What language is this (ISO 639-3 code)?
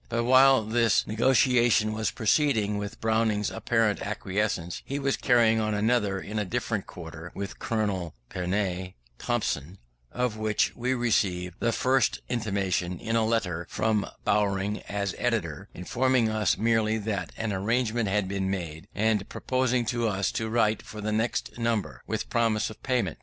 eng